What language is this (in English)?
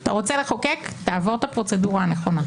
Hebrew